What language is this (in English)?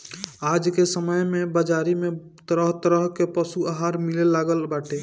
Bhojpuri